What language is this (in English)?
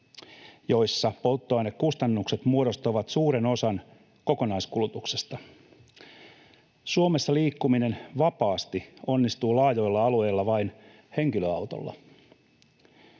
Finnish